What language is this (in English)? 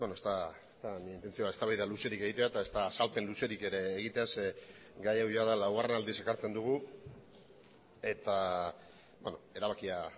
Basque